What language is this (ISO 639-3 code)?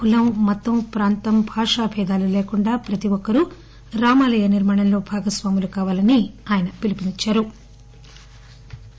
tel